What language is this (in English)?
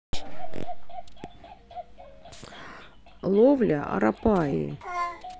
Russian